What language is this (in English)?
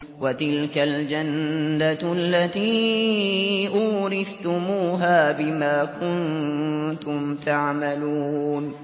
Arabic